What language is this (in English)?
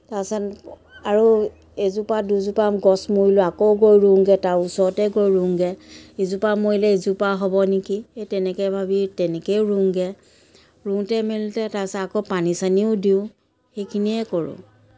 Assamese